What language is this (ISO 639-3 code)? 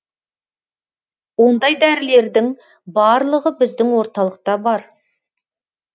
kaz